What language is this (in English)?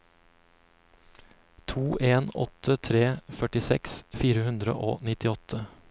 Norwegian